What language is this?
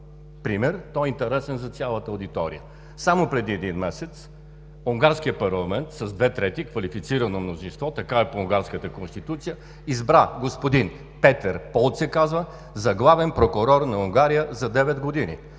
Bulgarian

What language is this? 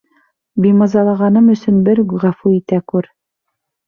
Bashkir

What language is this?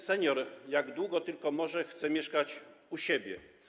Polish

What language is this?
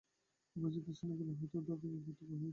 Bangla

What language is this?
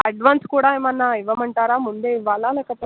Telugu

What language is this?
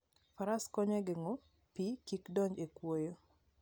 Luo (Kenya and Tanzania)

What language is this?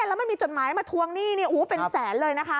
Thai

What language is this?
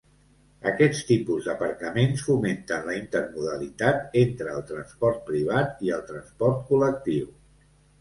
Catalan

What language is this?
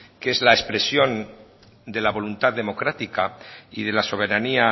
Spanish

